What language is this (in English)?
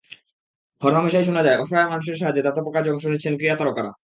Bangla